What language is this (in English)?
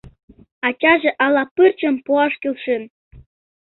Mari